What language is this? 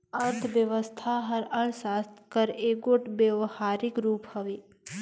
Chhattisgarhi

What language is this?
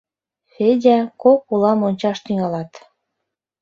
Mari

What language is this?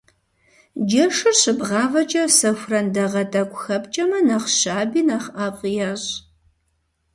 Kabardian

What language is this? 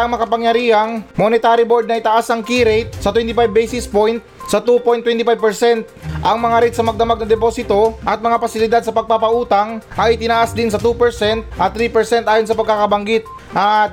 Filipino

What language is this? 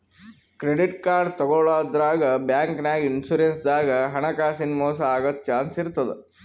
Kannada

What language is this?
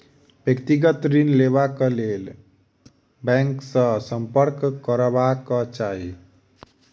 Maithili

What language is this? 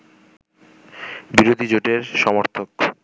Bangla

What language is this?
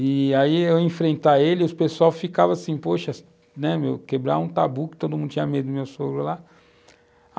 Portuguese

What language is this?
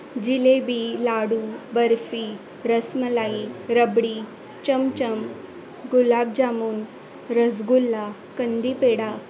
Marathi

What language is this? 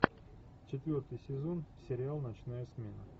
Russian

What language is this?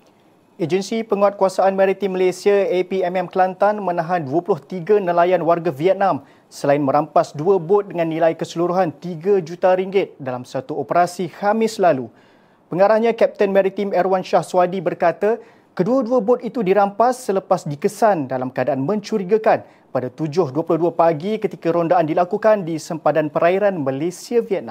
Malay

